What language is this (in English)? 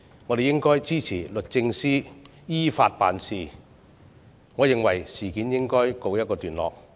Cantonese